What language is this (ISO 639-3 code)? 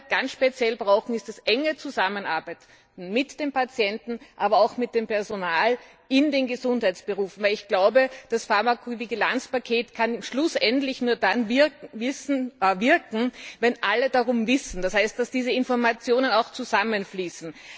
deu